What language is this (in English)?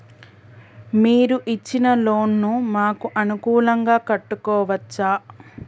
Telugu